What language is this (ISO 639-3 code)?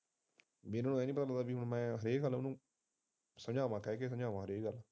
pan